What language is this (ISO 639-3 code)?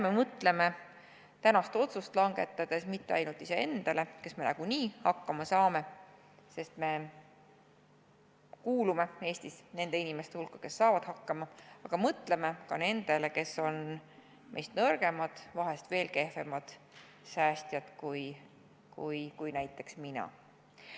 est